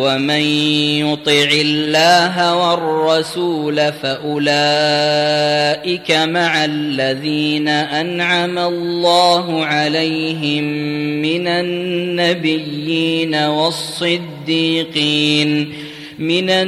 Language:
Arabic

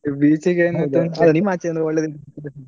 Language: Kannada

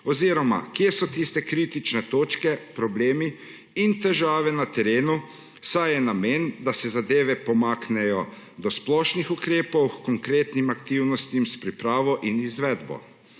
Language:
Slovenian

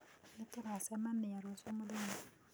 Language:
Kikuyu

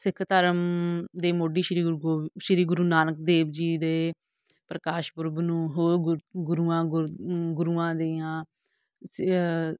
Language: Punjabi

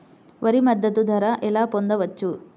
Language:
Telugu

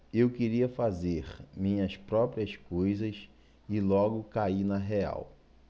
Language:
Portuguese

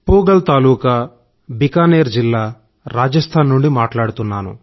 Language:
Telugu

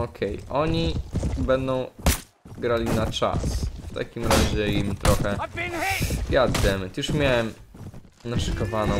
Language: Polish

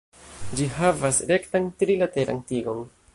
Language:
Esperanto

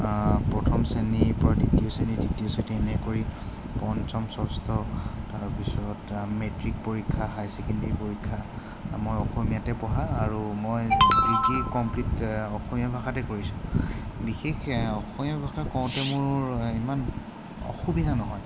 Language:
Assamese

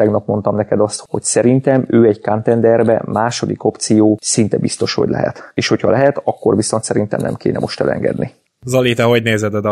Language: Hungarian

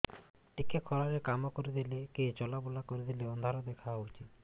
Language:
Odia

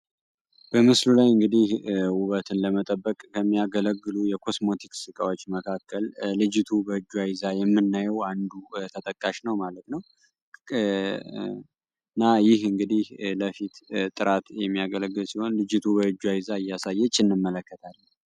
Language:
Amharic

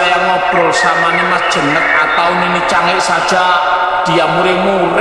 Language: Indonesian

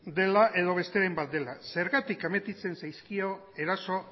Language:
Basque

